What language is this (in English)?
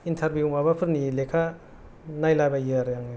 Bodo